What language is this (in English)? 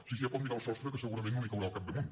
Catalan